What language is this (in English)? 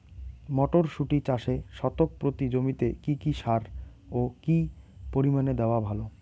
Bangla